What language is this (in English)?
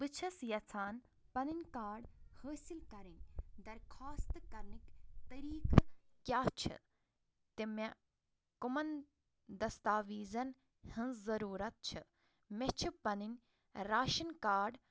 Kashmiri